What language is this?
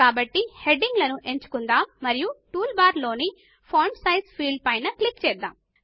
Telugu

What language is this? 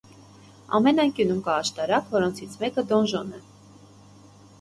Armenian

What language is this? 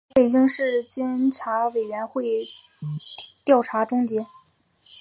Chinese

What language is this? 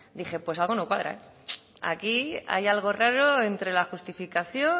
Spanish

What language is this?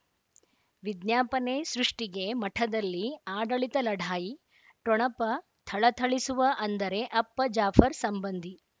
Kannada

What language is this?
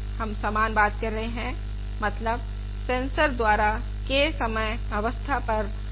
Hindi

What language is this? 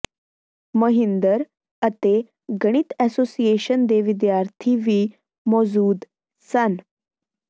Punjabi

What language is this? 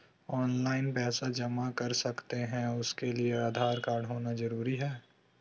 Magahi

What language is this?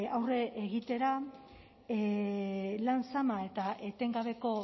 Basque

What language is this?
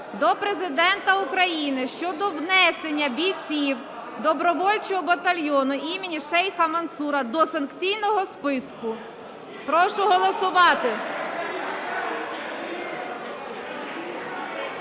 Ukrainian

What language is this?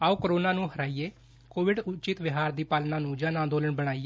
Punjabi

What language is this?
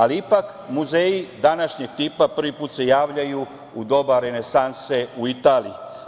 Serbian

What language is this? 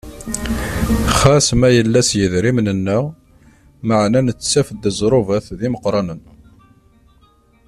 Kabyle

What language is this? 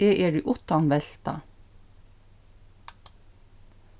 Faroese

